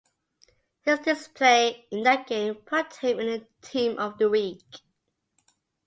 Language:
English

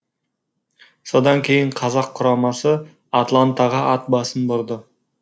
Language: Kazakh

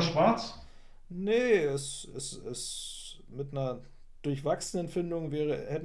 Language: German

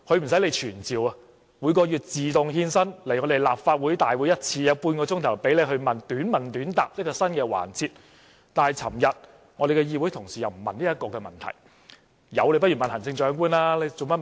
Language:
Cantonese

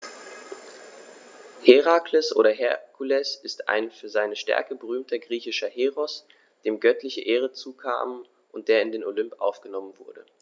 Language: German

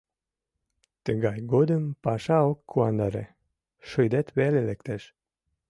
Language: Mari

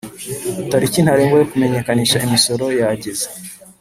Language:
Kinyarwanda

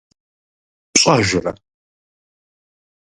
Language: Kabardian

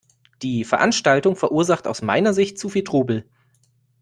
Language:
German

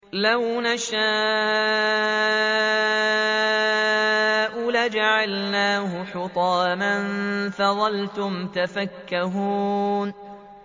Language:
Arabic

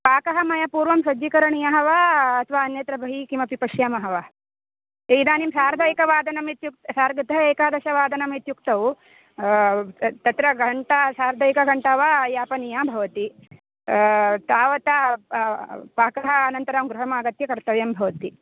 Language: Sanskrit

